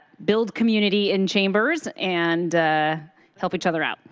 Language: English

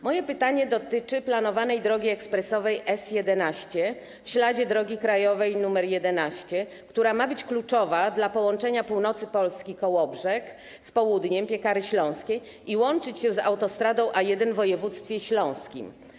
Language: Polish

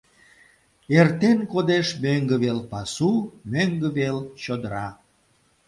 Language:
Mari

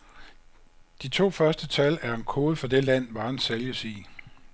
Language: Danish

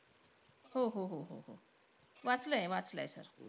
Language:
Marathi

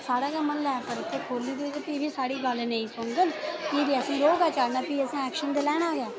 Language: Dogri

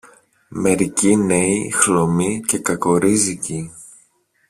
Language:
Greek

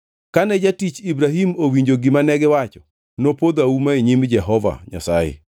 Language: Luo (Kenya and Tanzania)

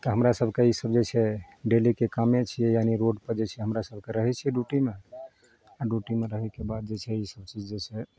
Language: Maithili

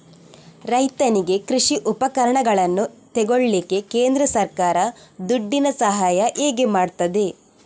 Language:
Kannada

